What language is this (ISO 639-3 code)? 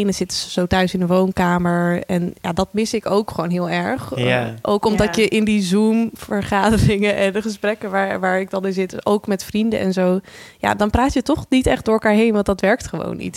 nld